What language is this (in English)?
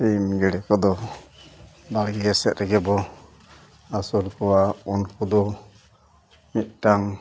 Santali